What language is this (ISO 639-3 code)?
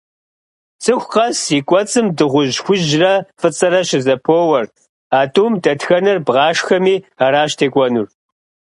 kbd